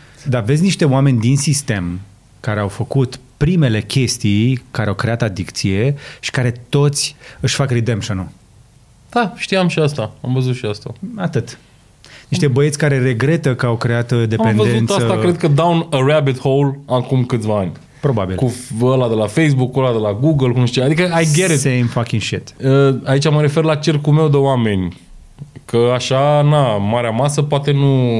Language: Romanian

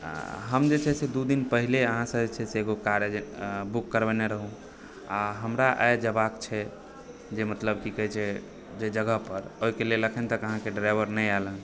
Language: Maithili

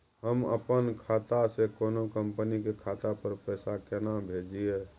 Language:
Maithili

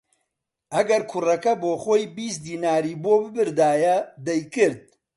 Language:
Central Kurdish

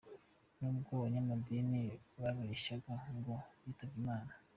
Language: Kinyarwanda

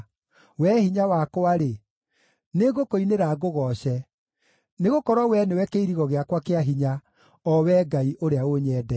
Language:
Kikuyu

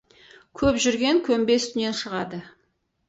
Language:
Kazakh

